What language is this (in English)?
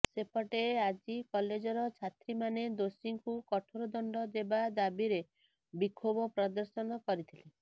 Odia